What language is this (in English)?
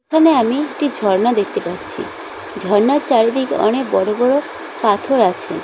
Bangla